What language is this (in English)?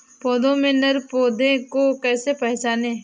Hindi